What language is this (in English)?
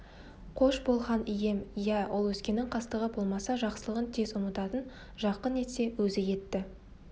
Kazakh